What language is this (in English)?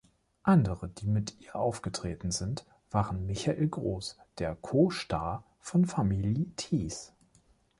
German